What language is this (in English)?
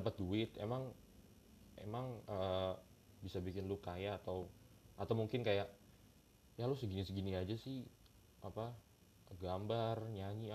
Indonesian